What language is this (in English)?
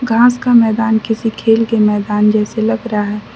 Hindi